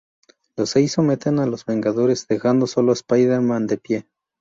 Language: Spanish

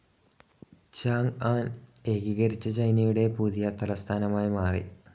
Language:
Malayalam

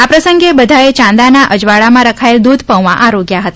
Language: Gujarati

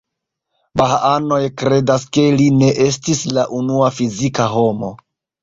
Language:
Esperanto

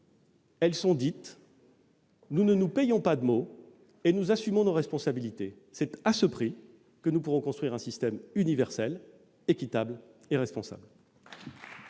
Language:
French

